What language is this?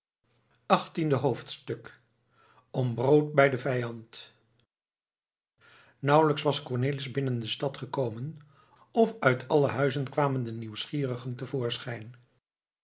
Dutch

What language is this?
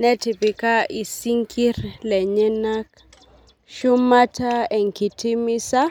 Masai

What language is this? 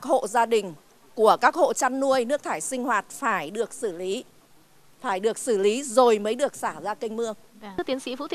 Vietnamese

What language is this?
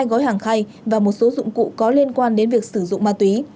Vietnamese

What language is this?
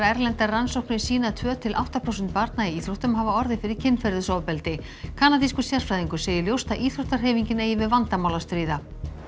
Icelandic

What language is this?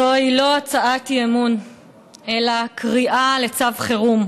Hebrew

